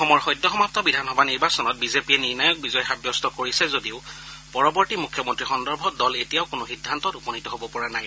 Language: Assamese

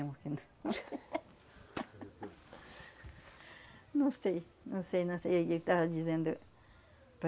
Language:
Portuguese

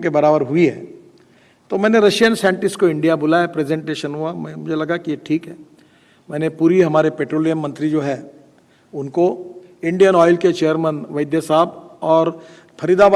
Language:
Hindi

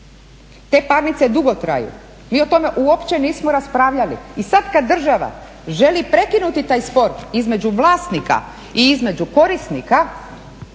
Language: Croatian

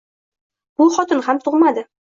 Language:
Uzbek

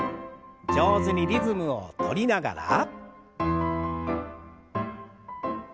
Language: Japanese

